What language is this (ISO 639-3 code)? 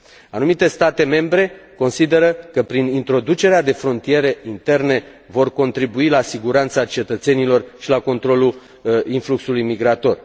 ron